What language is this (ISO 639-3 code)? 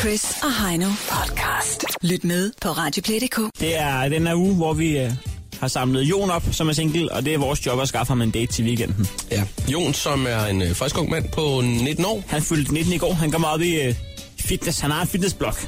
dan